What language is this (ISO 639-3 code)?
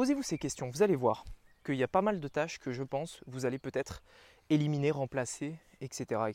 fra